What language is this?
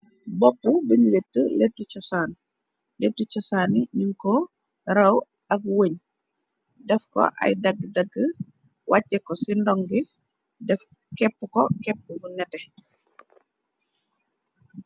Wolof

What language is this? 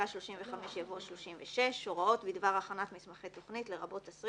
Hebrew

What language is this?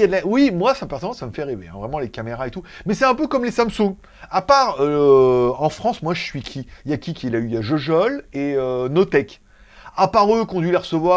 French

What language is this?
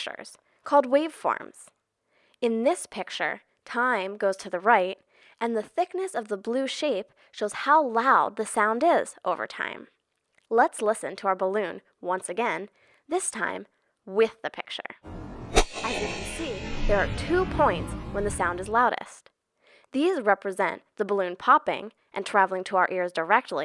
English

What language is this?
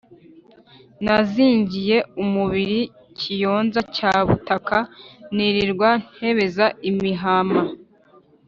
Kinyarwanda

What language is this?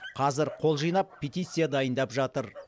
Kazakh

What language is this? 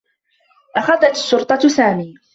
Arabic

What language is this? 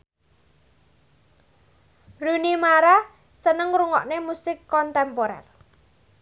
Javanese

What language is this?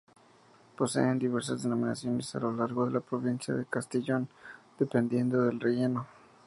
Spanish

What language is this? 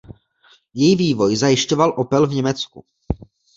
Czech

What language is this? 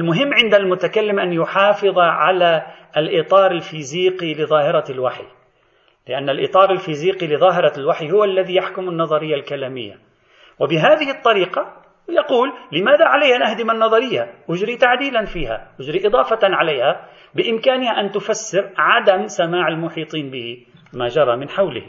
Arabic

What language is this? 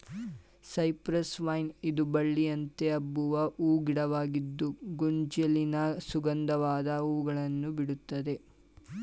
Kannada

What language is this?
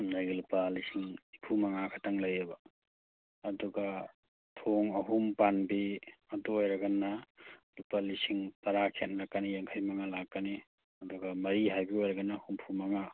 Manipuri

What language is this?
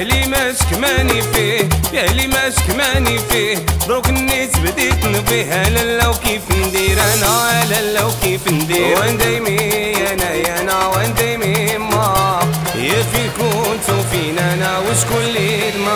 Arabic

